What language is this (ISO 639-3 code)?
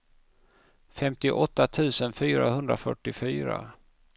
swe